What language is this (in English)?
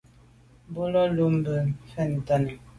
Medumba